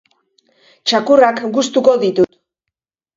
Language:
Basque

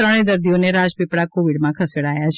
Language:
Gujarati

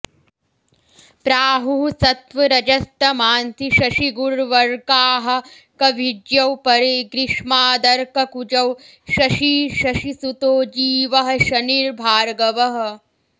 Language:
Sanskrit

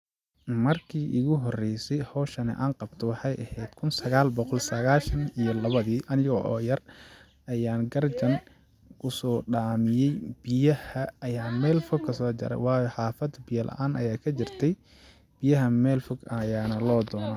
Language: Somali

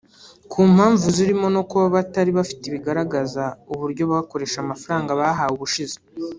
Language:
Kinyarwanda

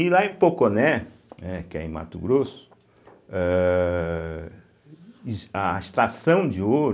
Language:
Portuguese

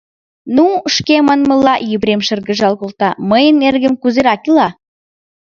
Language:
Mari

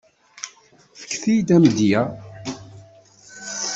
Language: Kabyle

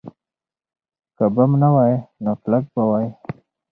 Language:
Pashto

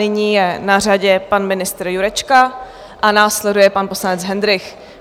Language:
Czech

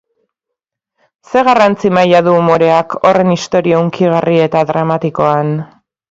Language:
Basque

